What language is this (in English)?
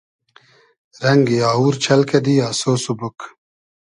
Hazaragi